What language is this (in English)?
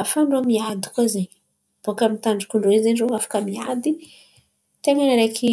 Antankarana Malagasy